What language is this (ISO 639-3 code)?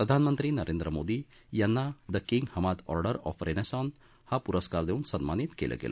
mar